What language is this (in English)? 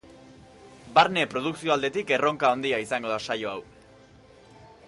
Basque